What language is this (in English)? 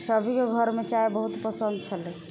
Maithili